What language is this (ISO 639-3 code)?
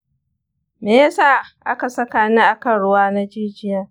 hau